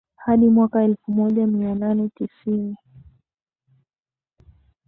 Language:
Swahili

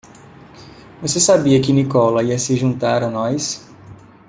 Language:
Portuguese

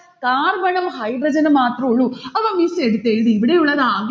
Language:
Malayalam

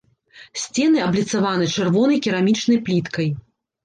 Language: Belarusian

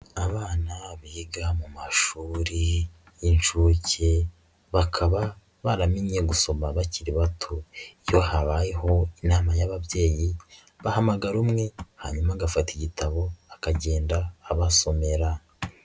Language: Kinyarwanda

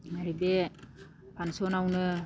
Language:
Bodo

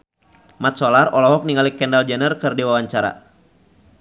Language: Sundanese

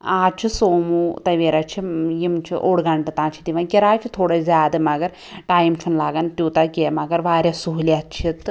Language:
Kashmiri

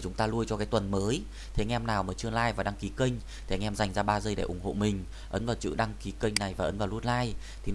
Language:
Vietnamese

